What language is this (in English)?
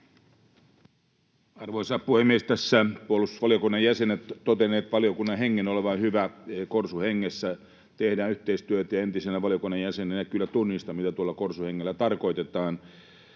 Finnish